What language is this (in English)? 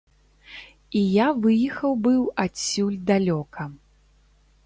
Belarusian